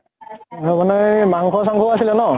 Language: Assamese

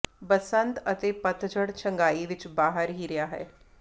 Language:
Punjabi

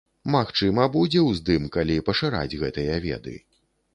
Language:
Belarusian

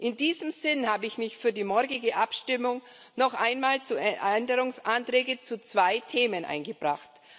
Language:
German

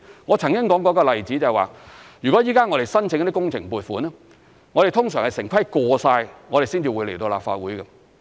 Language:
Cantonese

